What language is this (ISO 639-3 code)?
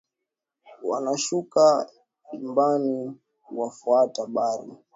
swa